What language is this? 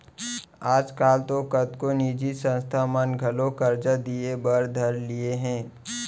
Chhattisgarhi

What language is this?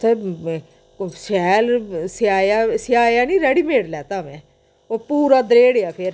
Dogri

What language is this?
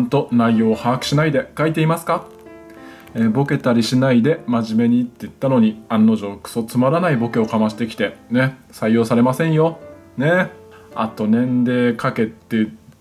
Japanese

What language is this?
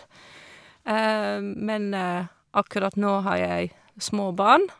Norwegian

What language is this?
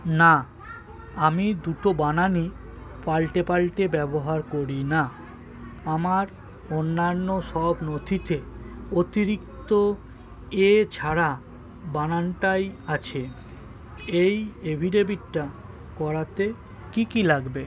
Bangla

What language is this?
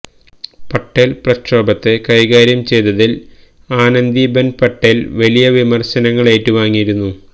Malayalam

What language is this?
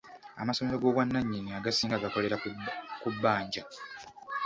Ganda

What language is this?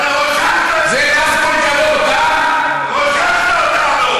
Hebrew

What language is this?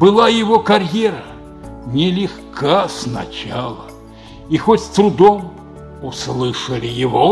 Russian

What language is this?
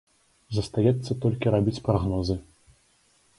Belarusian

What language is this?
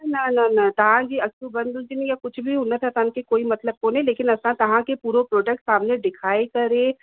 Sindhi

